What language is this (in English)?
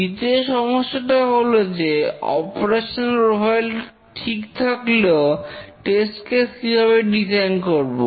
Bangla